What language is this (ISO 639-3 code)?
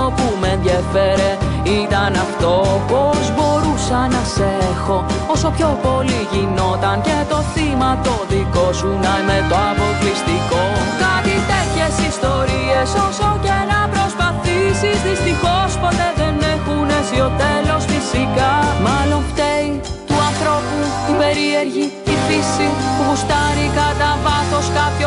ell